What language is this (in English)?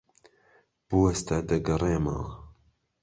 Central Kurdish